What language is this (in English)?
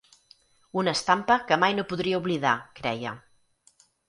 Catalan